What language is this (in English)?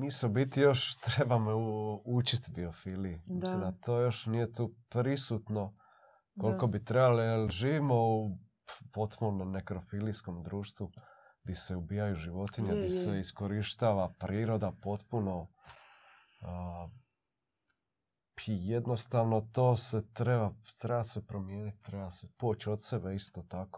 Croatian